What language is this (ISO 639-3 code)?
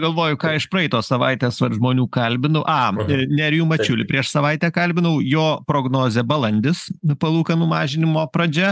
lit